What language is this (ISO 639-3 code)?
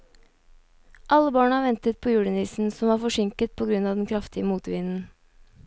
nor